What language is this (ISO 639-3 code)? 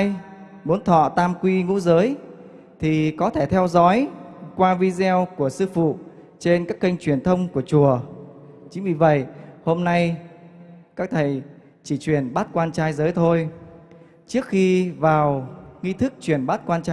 vie